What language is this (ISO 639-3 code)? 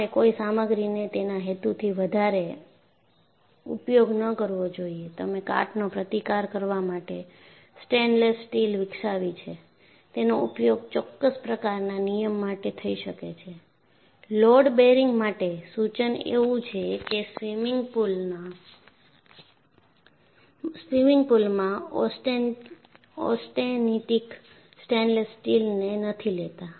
guj